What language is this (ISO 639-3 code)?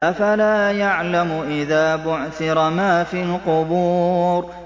ara